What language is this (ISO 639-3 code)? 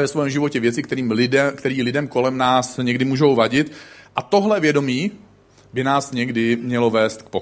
ces